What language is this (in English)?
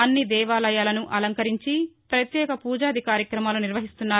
Telugu